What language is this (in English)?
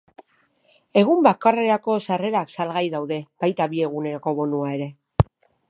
Basque